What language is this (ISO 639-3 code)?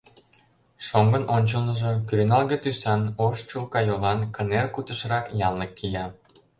chm